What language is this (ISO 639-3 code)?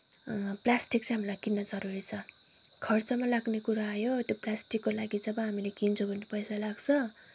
nep